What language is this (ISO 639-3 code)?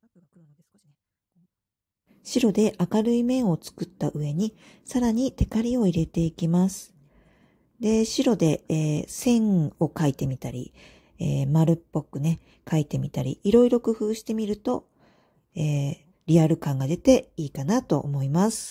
jpn